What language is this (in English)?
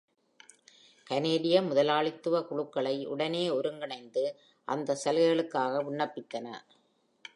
Tamil